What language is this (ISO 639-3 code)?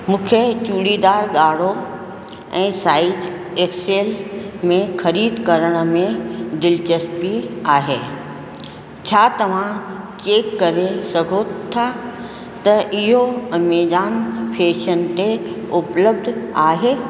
snd